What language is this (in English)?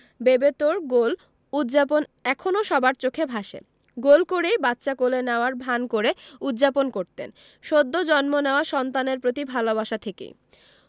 Bangla